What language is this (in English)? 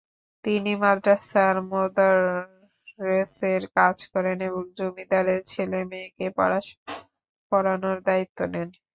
Bangla